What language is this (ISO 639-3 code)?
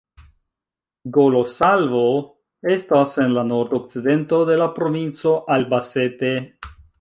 epo